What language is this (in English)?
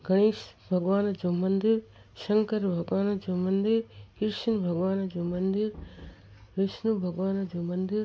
Sindhi